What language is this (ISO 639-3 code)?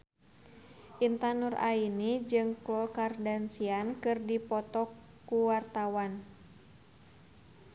sun